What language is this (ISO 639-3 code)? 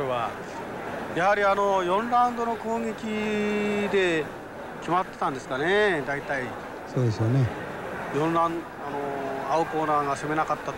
jpn